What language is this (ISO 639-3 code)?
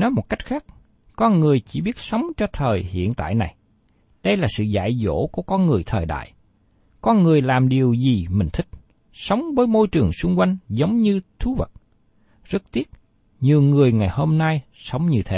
vie